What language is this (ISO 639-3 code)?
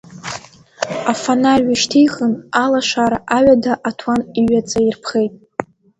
abk